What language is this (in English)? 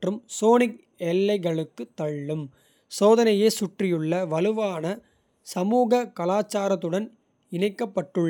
Kota (India)